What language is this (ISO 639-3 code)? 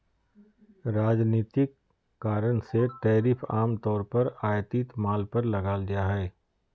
mag